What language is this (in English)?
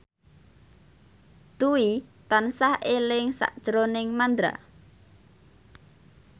Javanese